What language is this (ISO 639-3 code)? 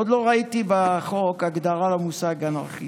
heb